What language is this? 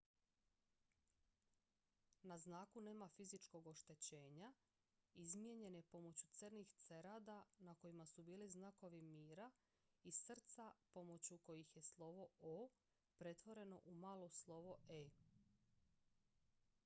Croatian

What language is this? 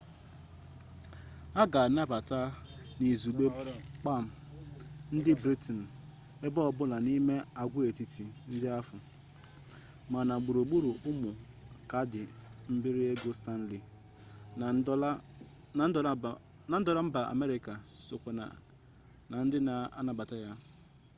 Igbo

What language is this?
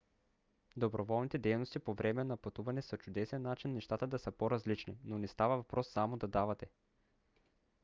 Bulgarian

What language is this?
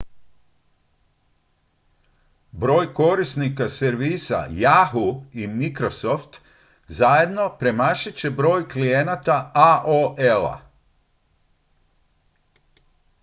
Croatian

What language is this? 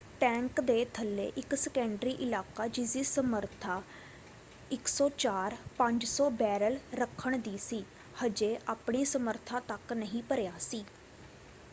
Punjabi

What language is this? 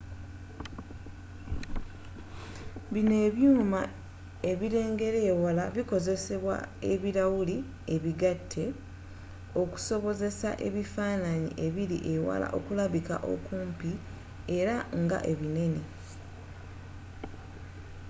Ganda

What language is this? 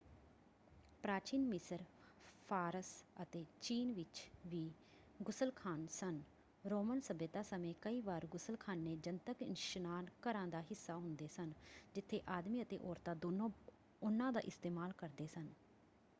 Punjabi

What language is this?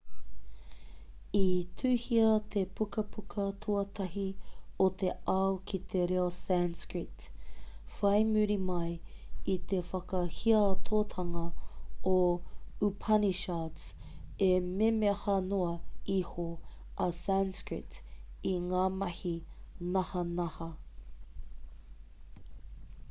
Māori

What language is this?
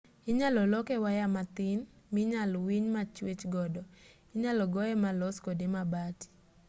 Luo (Kenya and Tanzania)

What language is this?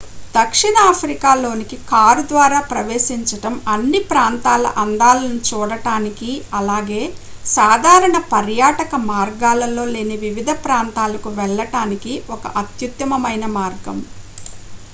Telugu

